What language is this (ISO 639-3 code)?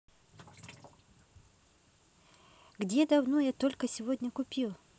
rus